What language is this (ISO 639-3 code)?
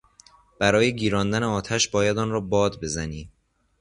fas